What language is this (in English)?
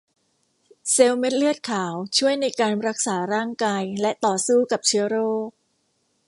Thai